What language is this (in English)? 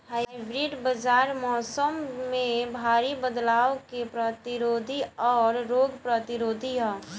Bhojpuri